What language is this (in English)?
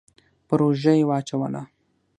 Pashto